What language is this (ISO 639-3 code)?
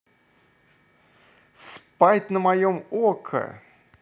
rus